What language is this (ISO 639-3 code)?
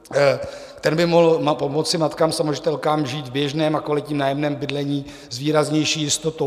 ces